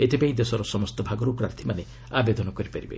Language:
Odia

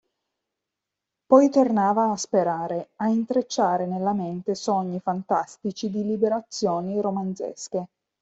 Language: Italian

